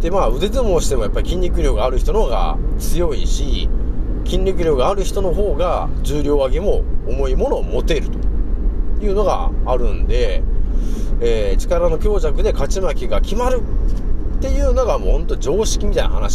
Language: Japanese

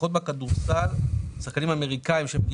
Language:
Hebrew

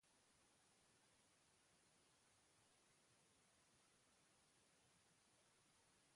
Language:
Basque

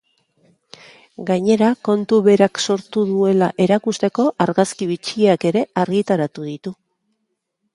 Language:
Basque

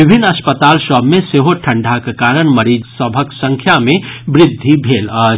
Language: Maithili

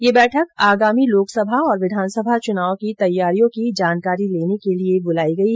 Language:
Hindi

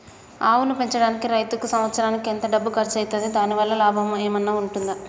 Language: Telugu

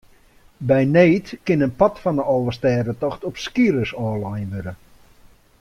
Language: Western Frisian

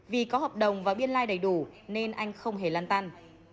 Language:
Vietnamese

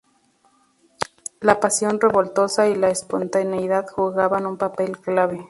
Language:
Spanish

